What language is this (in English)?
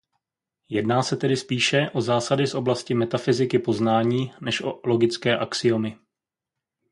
Czech